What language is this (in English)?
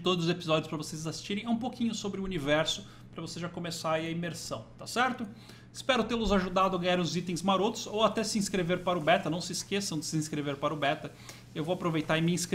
Portuguese